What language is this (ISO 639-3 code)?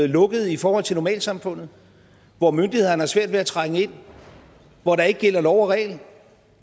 dan